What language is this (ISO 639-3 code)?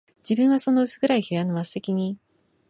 jpn